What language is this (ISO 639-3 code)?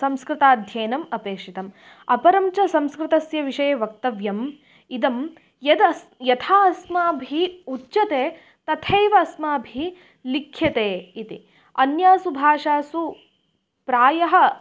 san